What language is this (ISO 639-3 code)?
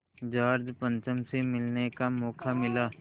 hin